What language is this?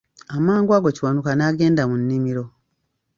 Ganda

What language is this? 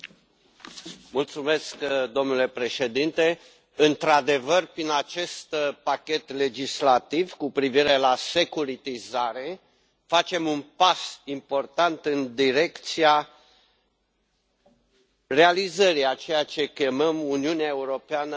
Romanian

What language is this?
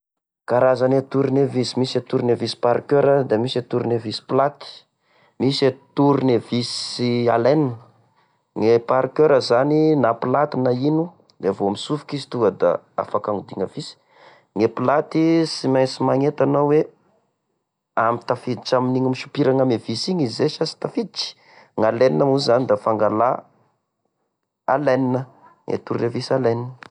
Tesaka Malagasy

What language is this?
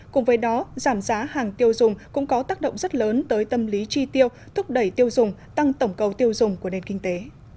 Vietnamese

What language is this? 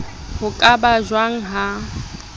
Southern Sotho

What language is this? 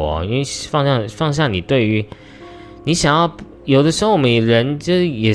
Chinese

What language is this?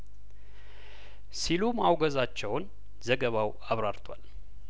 Amharic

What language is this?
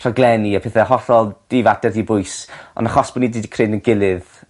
Welsh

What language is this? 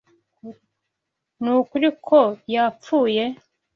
Kinyarwanda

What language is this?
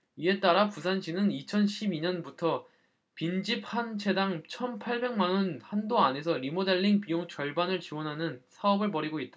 Korean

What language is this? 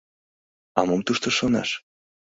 Mari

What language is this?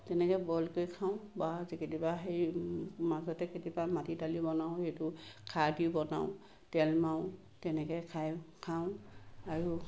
Assamese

